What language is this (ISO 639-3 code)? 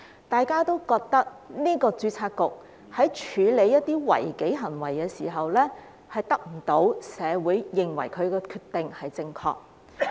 yue